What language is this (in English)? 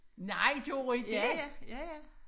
Danish